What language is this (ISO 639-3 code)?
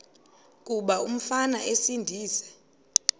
xho